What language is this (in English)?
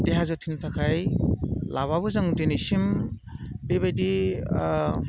Bodo